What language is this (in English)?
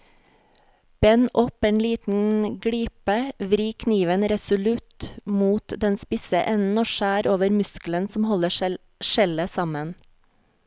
Norwegian